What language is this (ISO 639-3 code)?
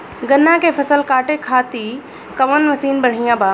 bho